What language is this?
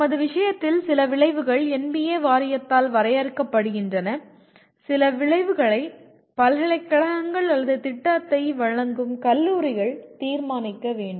Tamil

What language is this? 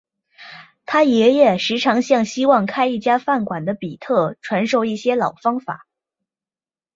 Chinese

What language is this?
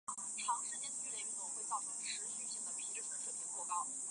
Chinese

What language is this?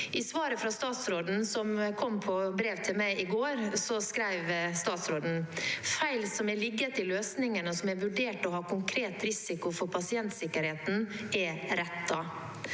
Norwegian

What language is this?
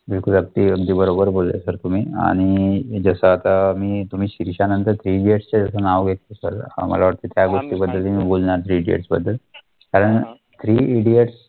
Marathi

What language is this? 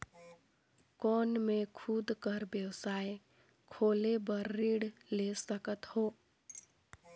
Chhattisgarhi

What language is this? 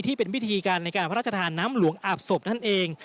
Thai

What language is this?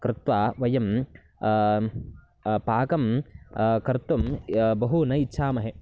Sanskrit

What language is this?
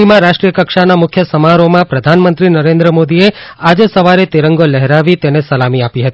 Gujarati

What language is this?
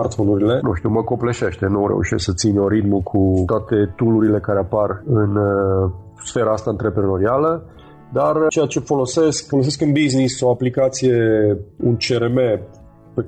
Romanian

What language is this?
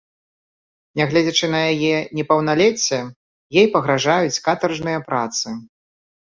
Belarusian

